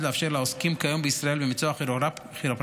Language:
Hebrew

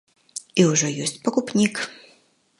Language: Belarusian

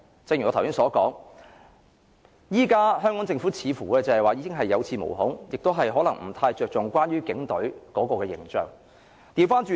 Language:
Cantonese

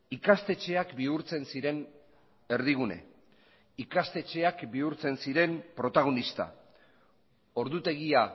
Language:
Basque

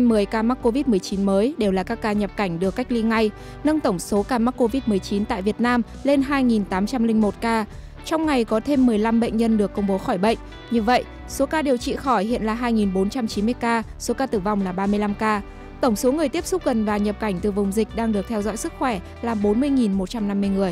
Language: Vietnamese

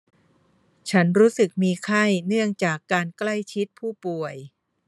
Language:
Thai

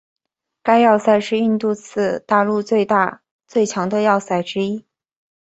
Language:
Chinese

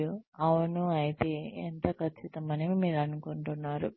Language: Telugu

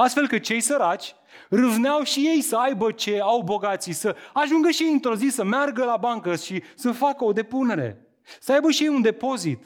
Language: Romanian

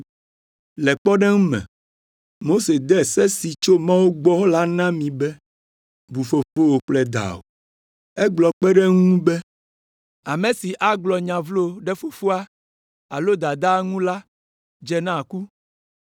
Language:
Ewe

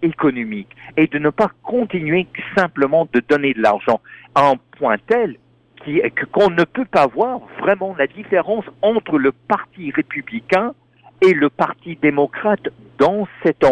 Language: French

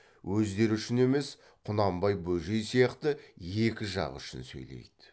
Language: Kazakh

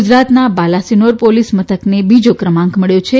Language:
Gujarati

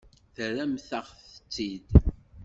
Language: Kabyle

